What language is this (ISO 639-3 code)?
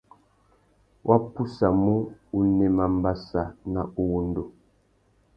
bag